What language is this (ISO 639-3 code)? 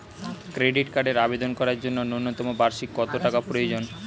ben